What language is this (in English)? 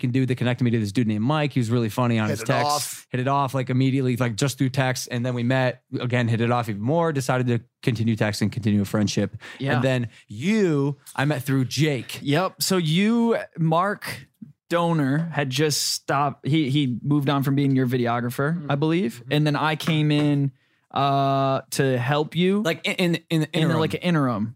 English